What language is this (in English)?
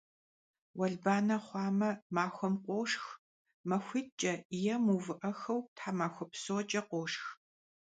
Kabardian